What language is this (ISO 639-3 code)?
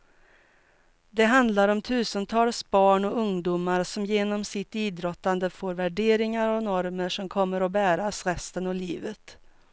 swe